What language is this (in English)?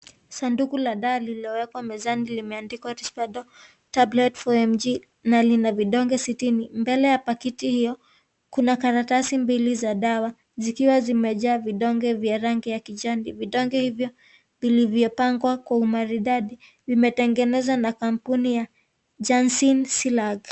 Swahili